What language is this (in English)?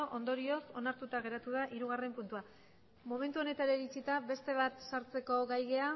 Basque